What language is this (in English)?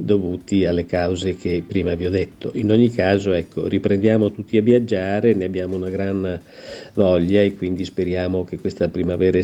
Italian